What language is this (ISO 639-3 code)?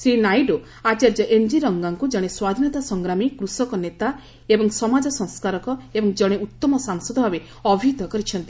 ori